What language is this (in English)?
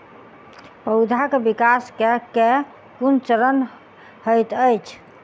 Maithili